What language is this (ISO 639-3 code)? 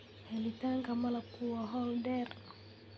som